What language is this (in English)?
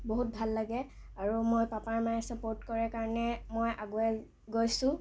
Assamese